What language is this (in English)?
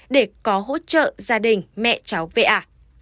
Vietnamese